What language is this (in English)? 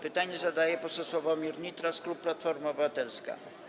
Polish